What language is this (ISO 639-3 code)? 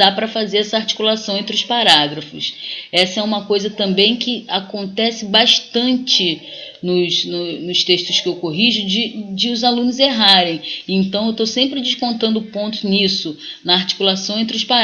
por